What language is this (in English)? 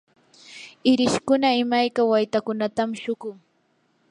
Yanahuanca Pasco Quechua